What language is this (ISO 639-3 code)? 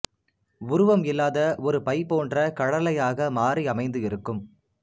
tam